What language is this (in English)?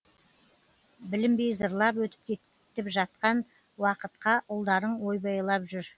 Kazakh